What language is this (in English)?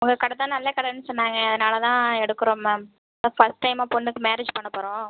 Tamil